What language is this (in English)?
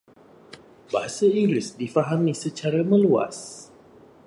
Malay